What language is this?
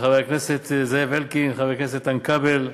Hebrew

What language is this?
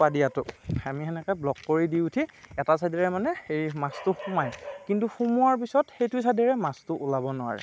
Assamese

